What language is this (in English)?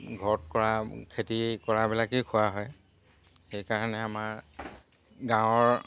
Assamese